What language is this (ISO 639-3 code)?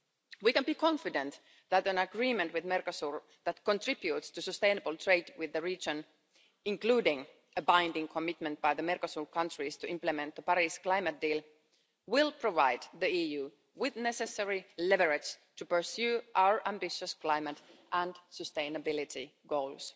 eng